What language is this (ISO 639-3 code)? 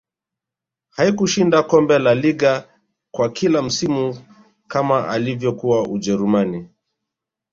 swa